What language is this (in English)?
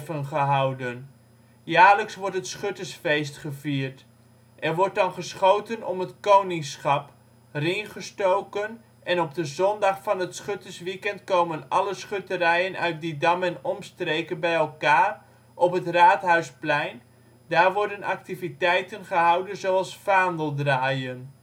Dutch